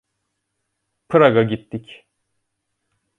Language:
Turkish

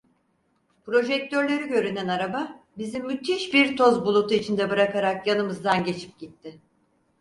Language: Turkish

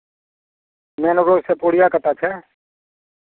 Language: Maithili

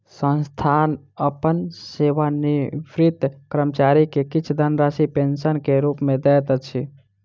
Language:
Maithili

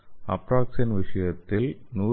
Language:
Tamil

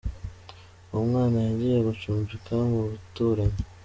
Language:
Kinyarwanda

